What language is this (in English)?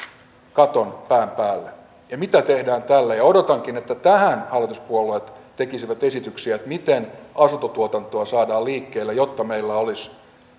Finnish